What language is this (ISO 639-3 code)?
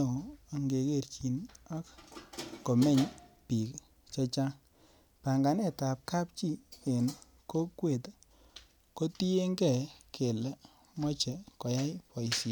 kln